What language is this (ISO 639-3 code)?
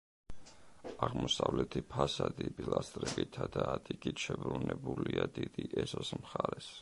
kat